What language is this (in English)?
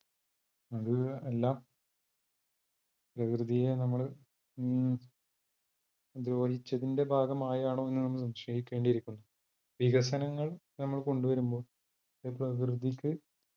Malayalam